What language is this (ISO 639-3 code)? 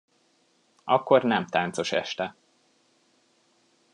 hun